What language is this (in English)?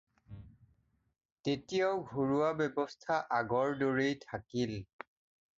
Assamese